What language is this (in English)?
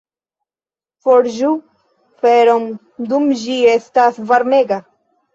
Esperanto